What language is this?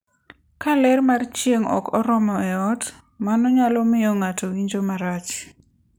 Luo (Kenya and Tanzania)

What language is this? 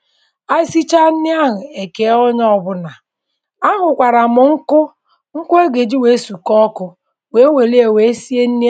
Igbo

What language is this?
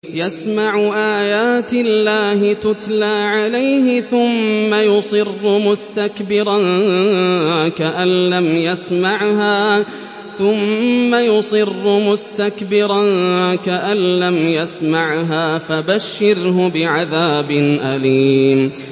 Arabic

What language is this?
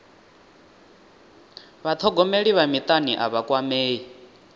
Venda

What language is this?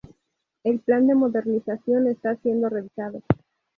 Spanish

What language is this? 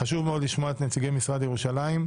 Hebrew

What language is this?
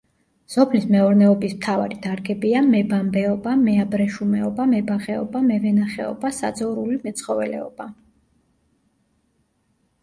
Georgian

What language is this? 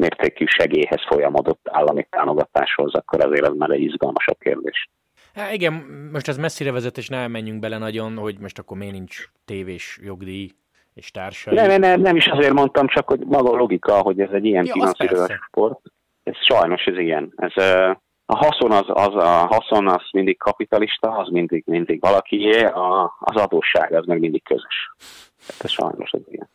Hungarian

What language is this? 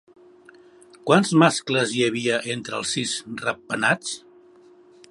Catalan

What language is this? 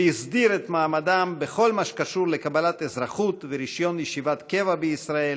Hebrew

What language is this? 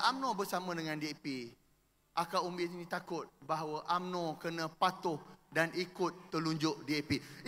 Malay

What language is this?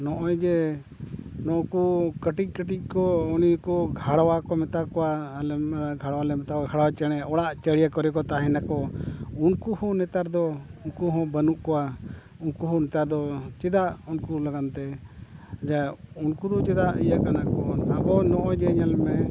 Santali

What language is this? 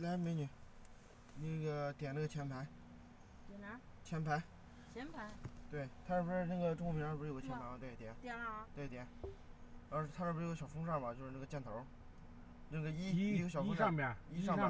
Chinese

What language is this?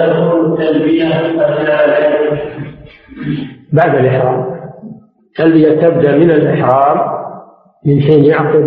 Arabic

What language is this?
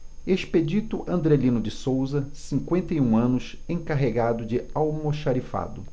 Portuguese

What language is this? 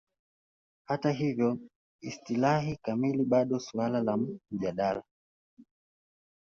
Swahili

